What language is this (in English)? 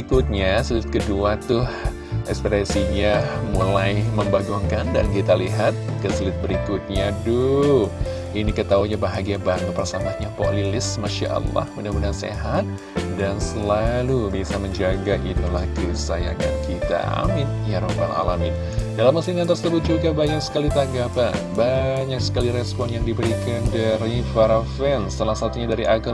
Indonesian